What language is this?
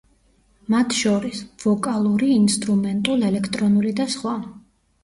Georgian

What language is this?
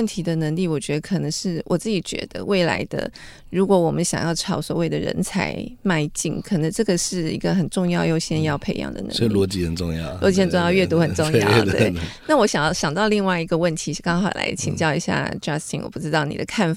Chinese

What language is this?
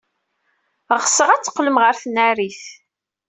Kabyle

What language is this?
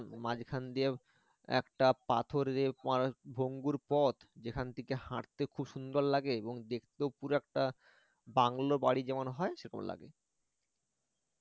Bangla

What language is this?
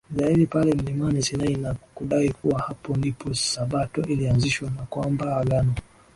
Swahili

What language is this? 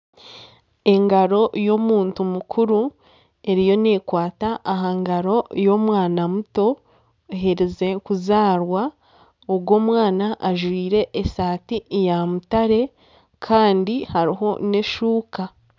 Nyankole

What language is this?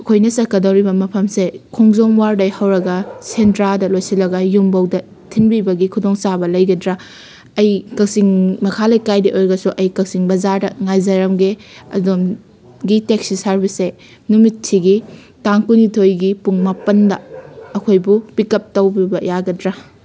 Manipuri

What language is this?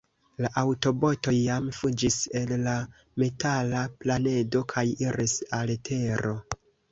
Esperanto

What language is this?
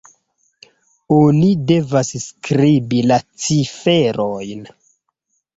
Esperanto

